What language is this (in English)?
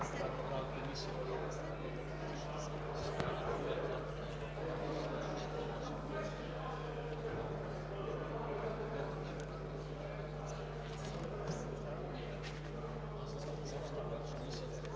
Bulgarian